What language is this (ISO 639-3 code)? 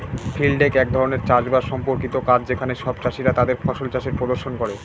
ben